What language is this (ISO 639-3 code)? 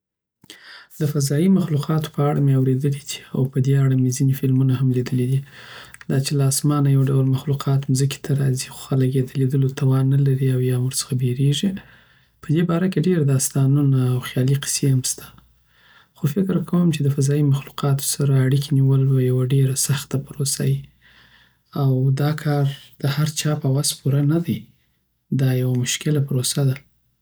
pbt